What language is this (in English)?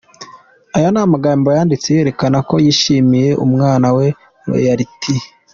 Kinyarwanda